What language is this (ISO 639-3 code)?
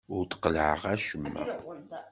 kab